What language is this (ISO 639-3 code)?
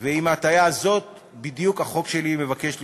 heb